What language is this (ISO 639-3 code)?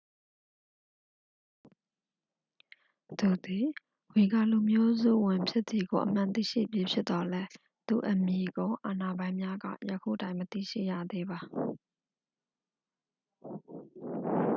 mya